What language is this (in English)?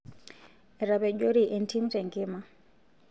Masai